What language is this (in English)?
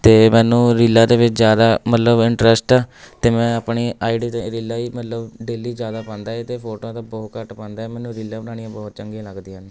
Punjabi